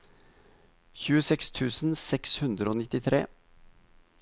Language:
Norwegian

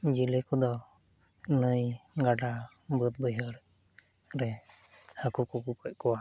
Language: Santali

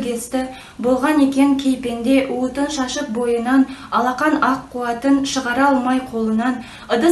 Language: Turkish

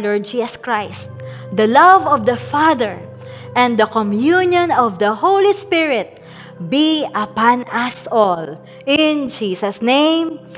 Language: Filipino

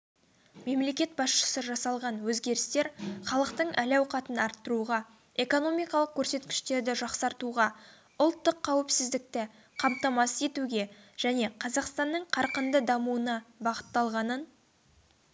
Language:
Kazakh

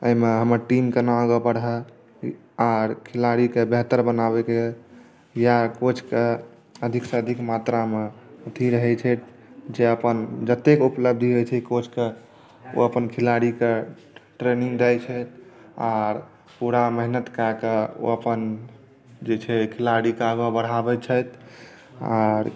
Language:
Maithili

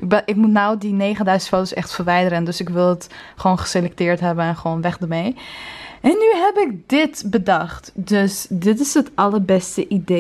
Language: Dutch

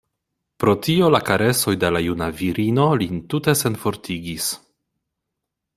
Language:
Esperanto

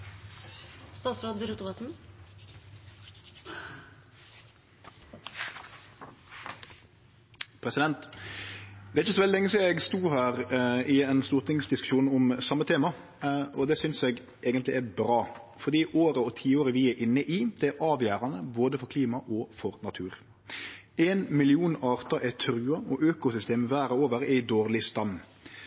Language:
Norwegian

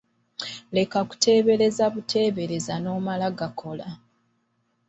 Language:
Ganda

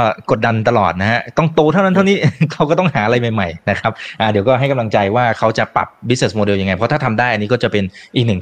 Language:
Thai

